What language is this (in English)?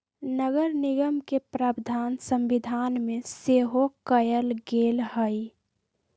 Magahi